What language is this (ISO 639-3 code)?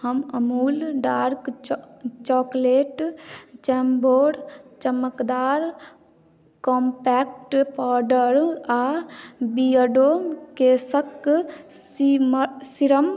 mai